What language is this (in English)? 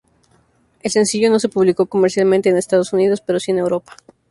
Spanish